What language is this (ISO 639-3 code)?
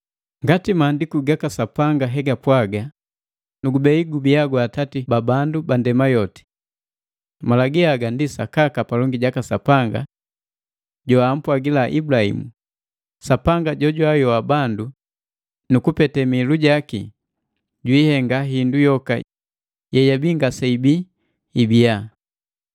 mgv